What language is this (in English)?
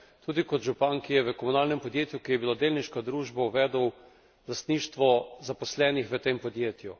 Slovenian